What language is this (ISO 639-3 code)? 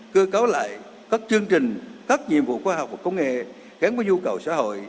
vie